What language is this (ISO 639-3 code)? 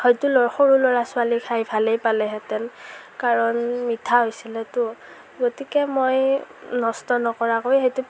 asm